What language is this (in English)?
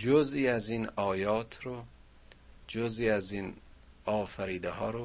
Persian